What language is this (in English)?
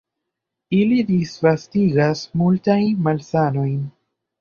Esperanto